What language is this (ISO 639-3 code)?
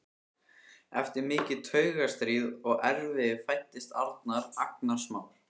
isl